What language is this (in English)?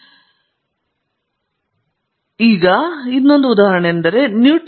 Kannada